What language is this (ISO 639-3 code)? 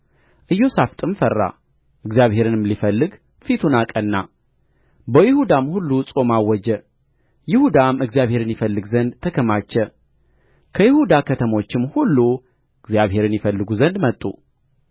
amh